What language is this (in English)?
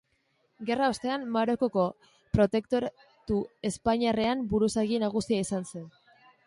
Basque